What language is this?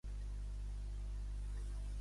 Catalan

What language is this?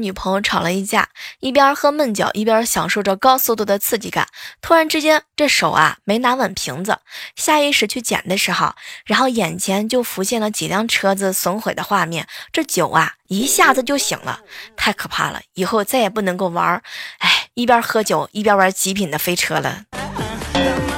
Chinese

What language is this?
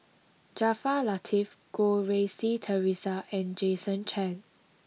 English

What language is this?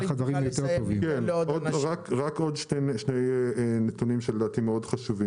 Hebrew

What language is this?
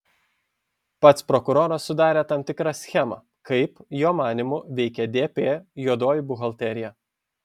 Lithuanian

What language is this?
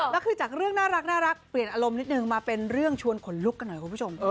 Thai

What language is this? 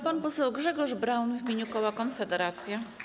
Polish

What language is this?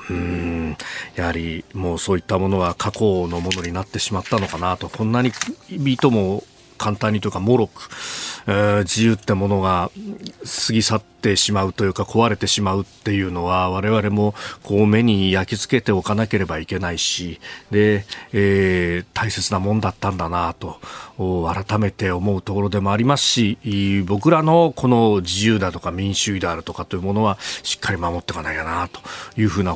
Japanese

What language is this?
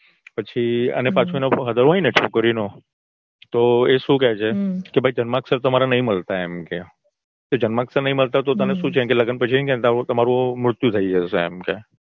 Gujarati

